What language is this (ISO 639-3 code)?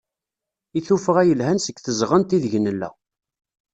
kab